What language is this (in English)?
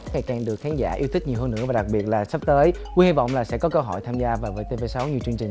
Vietnamese